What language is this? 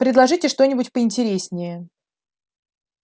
Russian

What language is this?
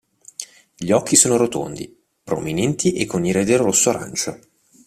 Italian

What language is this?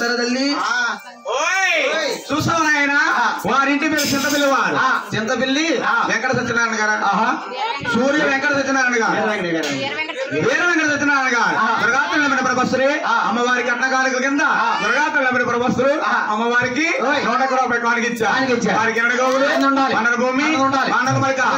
Thai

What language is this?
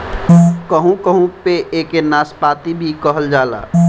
Bhojpuri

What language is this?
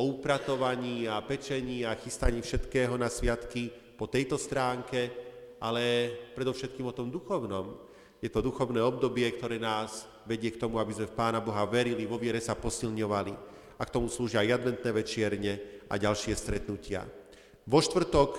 Slovak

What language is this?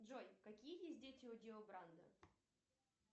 Russian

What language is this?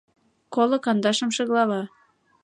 Mari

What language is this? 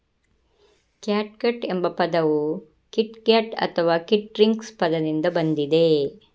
Kannada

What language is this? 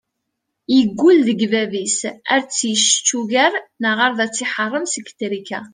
Kabyle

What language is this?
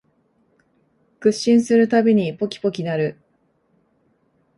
Japanese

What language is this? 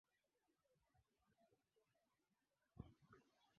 Swahili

